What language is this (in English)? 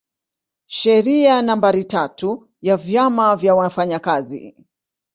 Swahili